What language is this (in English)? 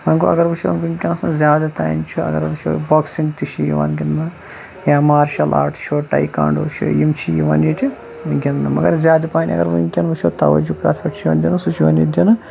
Kashmiri